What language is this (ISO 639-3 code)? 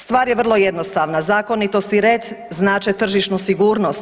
hrv